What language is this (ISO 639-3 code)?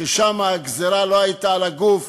heb